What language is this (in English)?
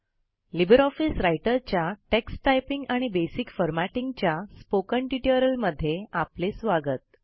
Marathi